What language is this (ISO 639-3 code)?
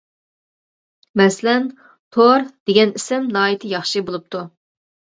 uig